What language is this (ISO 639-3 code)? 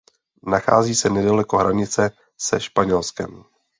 ces